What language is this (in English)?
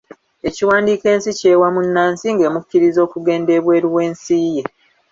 Ganda